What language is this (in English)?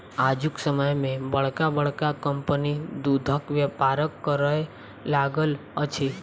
Maithili